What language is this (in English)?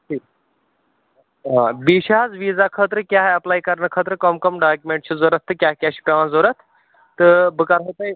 Kashmiri